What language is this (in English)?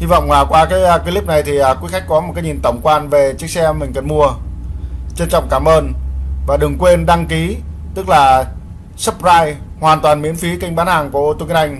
Vietnamese